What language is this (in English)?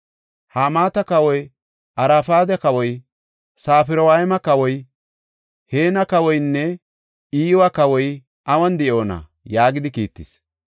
Gofa